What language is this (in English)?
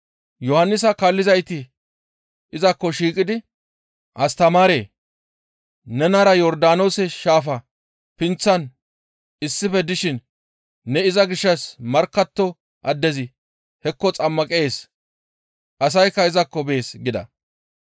Gamo